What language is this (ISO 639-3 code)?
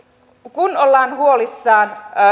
fin